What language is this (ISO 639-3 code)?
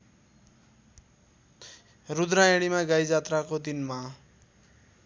nep